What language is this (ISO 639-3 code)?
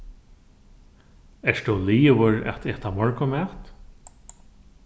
fao